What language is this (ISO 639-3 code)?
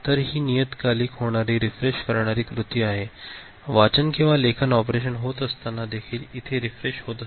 mar